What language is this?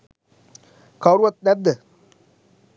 Sinhala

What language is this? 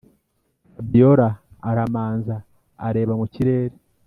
Kinyarwanda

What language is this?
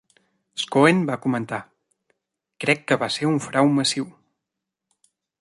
Catalan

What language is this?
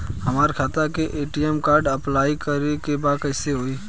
Bhojpuri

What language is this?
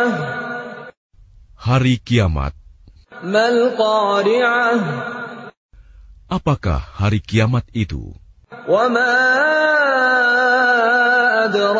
Arabic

